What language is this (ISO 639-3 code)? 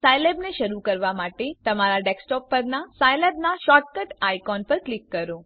guj